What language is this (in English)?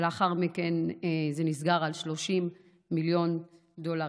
Hebrew